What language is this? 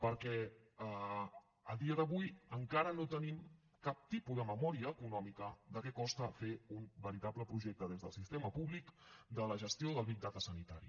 Catalan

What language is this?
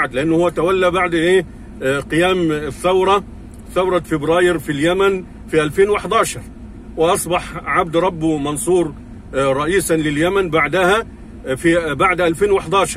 Arabic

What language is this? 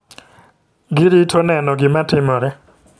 Luo (Kenya and Tanzania)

